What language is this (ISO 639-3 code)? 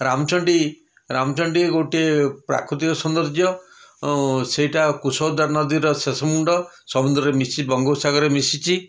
ori